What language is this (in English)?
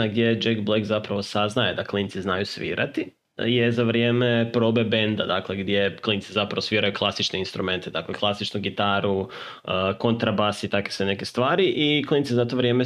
Croatian